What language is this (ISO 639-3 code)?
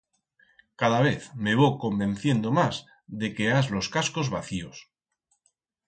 arg